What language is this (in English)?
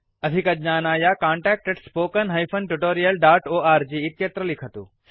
Sanskrit